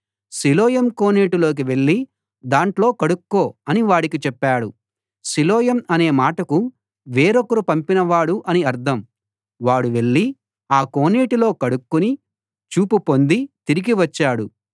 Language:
Telugu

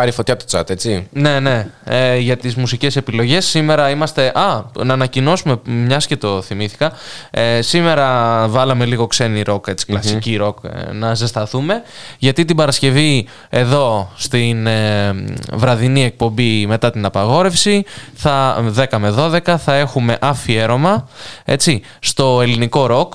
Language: Greek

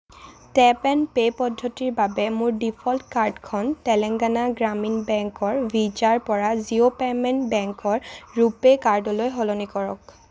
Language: Assamese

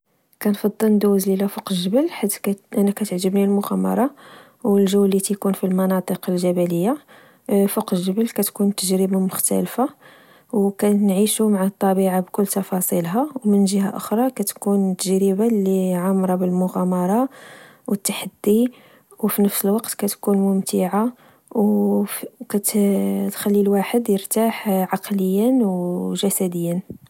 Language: Moroccan Arabic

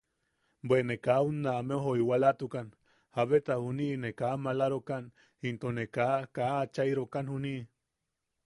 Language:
Yaqui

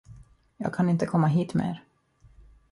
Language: Swedish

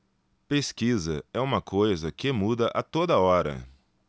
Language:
Portuguese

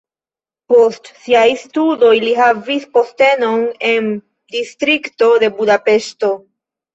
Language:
Esperanto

